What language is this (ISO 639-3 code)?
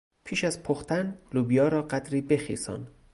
fas